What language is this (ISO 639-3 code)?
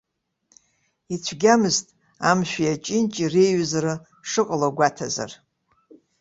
abk